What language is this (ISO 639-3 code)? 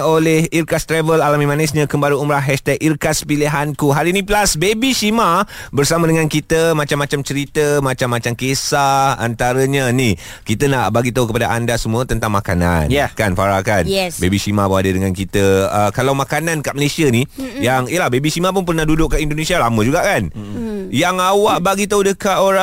msa